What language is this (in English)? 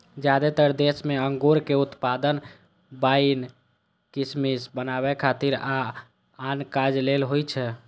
Maithili